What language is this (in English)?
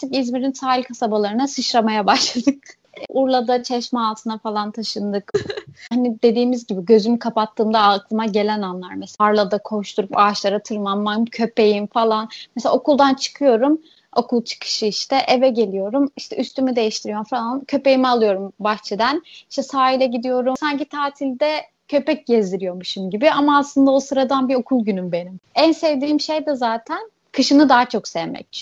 Turkish